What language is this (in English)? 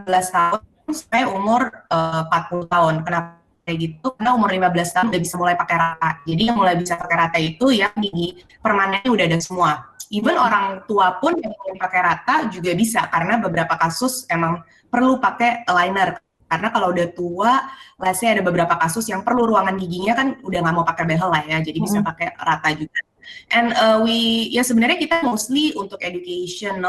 Indonesian